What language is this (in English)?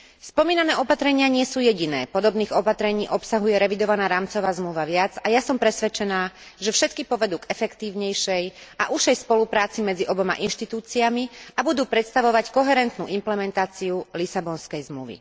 Slovak